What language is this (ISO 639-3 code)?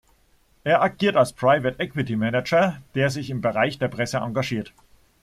deu